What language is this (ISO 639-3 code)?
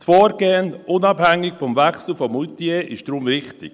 gsw